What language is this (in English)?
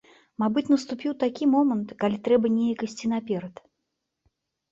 Belarusian